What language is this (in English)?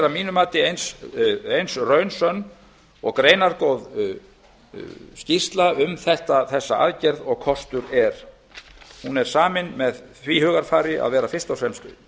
Icelandic